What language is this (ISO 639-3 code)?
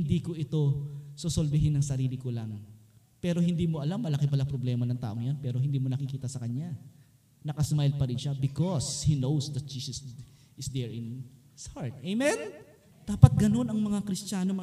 fil